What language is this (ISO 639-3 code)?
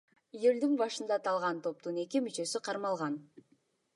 kir